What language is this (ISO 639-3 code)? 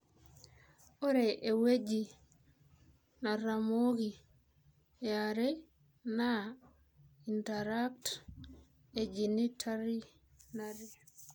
mas